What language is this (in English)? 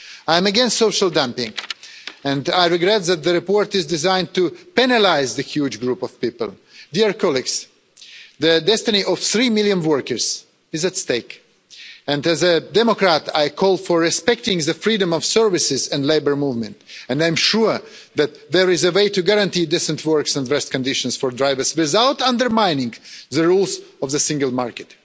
English